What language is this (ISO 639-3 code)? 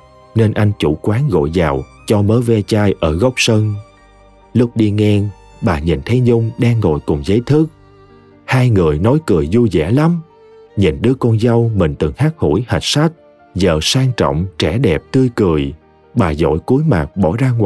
vie